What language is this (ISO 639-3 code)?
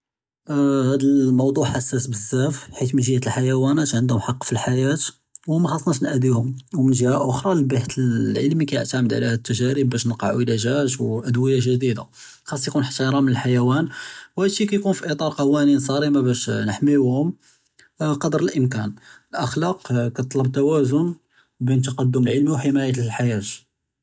jrb